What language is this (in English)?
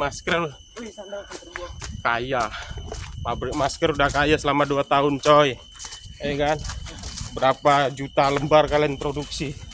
Indonesian